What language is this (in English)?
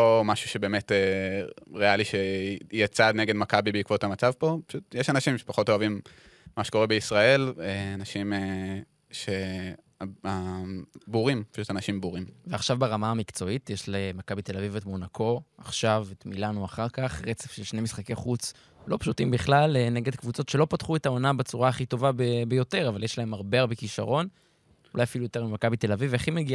Hebrew